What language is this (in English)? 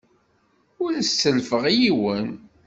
Kabyle